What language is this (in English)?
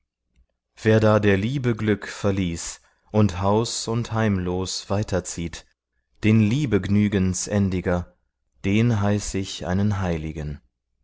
German